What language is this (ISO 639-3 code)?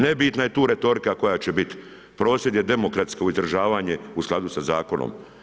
hrv